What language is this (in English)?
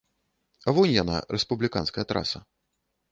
Belarusian